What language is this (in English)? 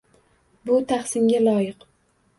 Uzbek